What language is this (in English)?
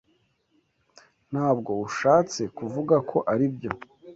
Kinyarwanda